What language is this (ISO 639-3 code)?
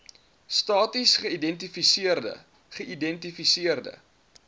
afr